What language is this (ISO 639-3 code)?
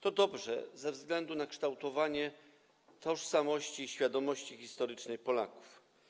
pol